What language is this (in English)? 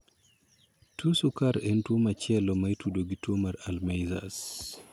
Luo (Kenya and Tanzania)